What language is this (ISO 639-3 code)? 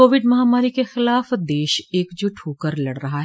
hin